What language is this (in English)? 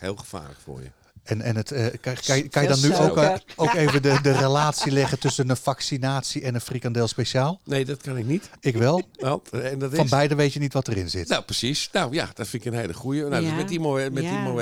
Dutch